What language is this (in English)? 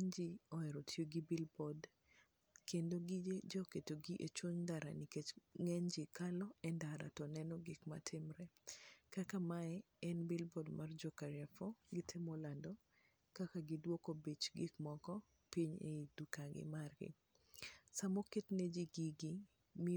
Luo (Kenya and Tanzania)